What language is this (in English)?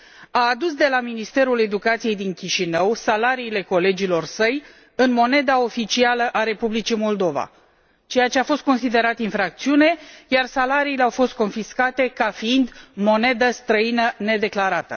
Romanian